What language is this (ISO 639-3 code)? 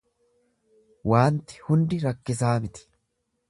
orm